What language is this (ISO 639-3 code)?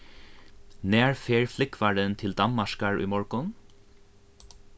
fao